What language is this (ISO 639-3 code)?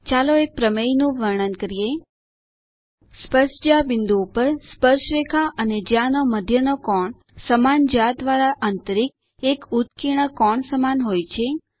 guj